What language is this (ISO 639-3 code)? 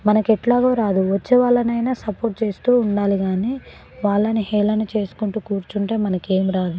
tel